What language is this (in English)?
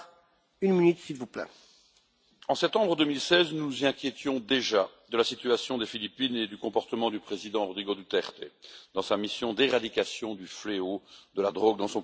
French